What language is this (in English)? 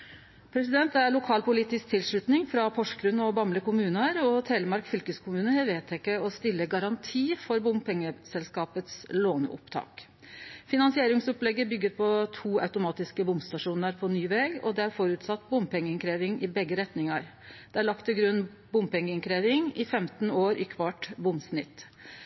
Norwegian Nynorsk